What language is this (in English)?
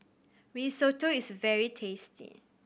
English